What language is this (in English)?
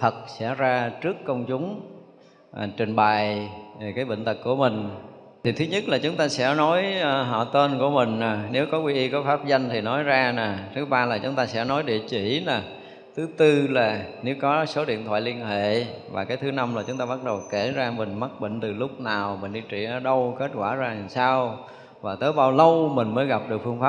Vietnamese